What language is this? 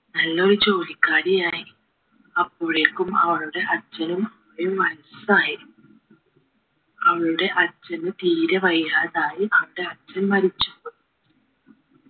Malayalam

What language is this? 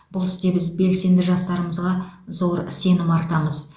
Kazakh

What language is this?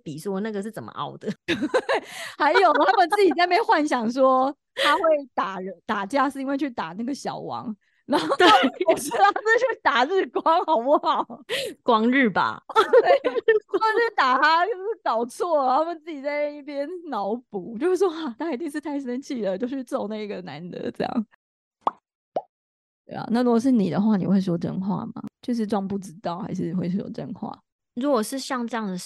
Chinese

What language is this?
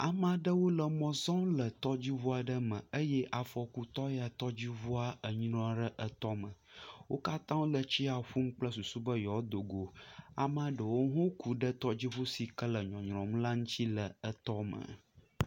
Ewe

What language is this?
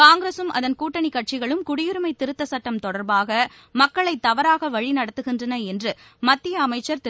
Tamil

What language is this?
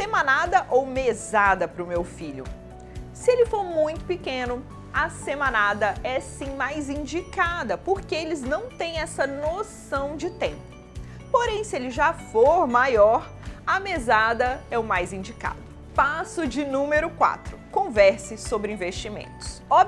Portuguese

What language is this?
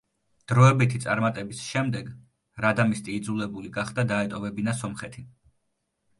Georgian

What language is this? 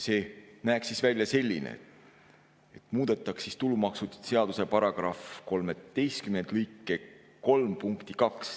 Estonian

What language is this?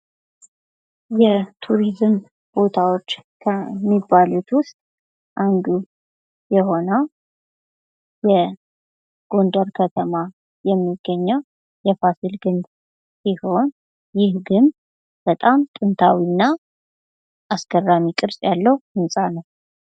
Amharic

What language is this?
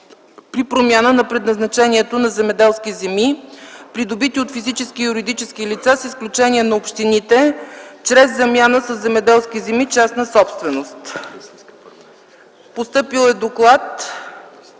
Bulgarian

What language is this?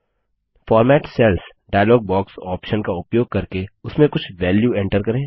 Hindi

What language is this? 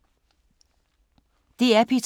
Danish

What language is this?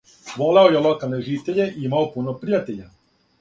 Serbian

